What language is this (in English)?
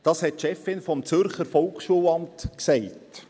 Swiss German